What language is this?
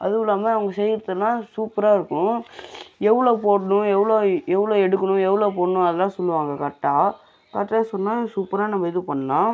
Tamil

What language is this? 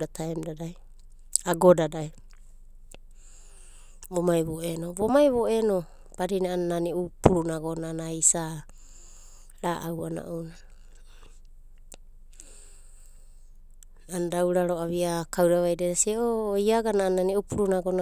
Abadi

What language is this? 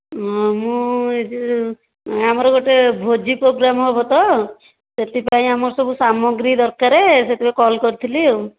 Odia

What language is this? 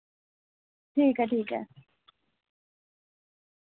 Dogri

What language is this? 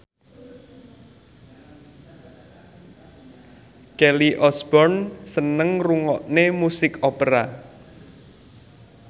Javanese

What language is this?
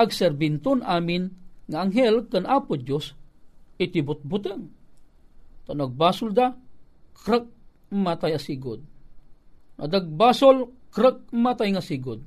Filipino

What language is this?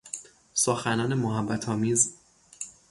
Persian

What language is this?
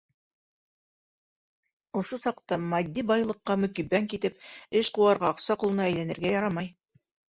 Bashkir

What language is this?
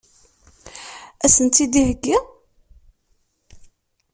Kabyle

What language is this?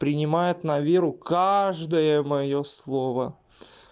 Russian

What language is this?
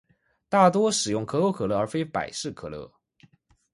Chinese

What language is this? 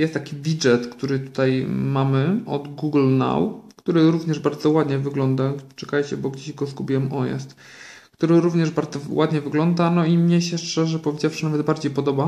Polish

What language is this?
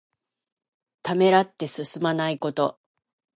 Japanese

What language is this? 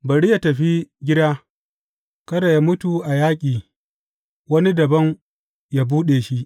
Hausa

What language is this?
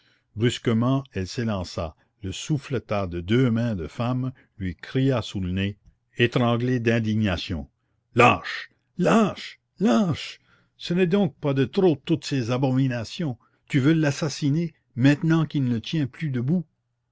French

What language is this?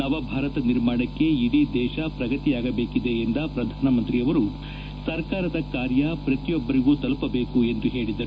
Kannada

